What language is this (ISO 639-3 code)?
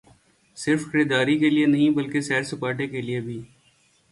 urd